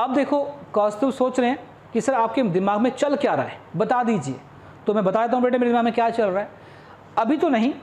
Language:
Hindi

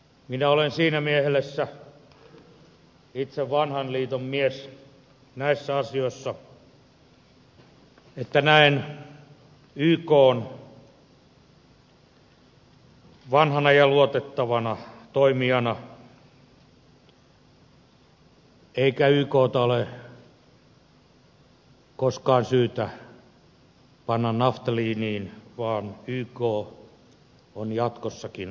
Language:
Finnish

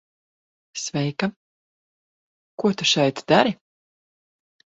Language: Latvian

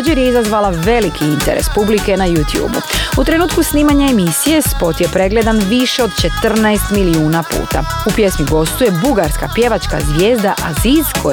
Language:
Croatian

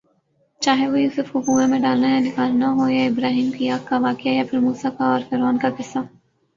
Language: Urdu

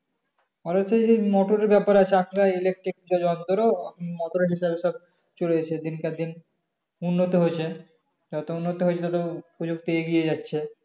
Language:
Bangla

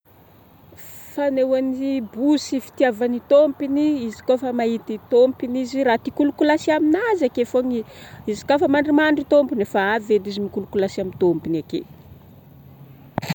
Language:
Northern Betsimisaraka Malagasy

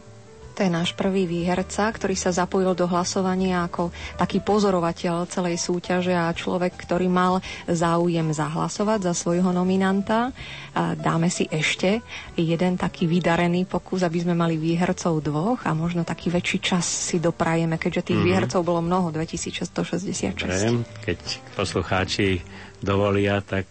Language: Slovak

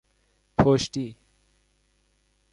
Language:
Persian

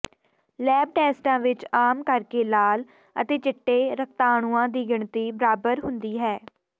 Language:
Punjabi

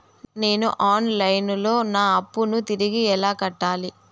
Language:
Telugu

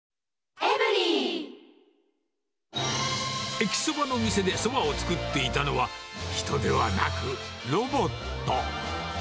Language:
Japanese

